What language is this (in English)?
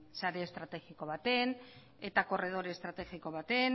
Basque